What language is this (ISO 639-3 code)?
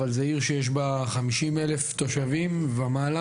heb